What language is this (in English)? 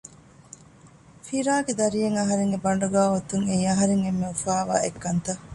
Divehi